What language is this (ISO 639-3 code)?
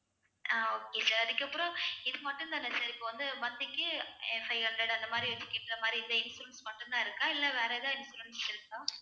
tam